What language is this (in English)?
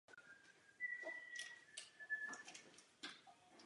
Czech